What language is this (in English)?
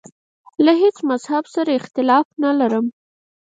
Pashto